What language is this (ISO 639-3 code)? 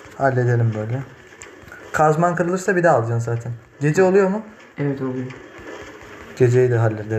tur